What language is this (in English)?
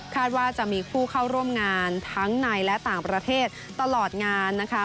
Thai